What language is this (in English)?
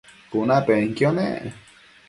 Matsés